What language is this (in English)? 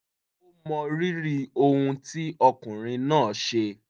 Yoruba